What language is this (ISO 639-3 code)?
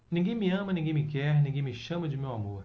por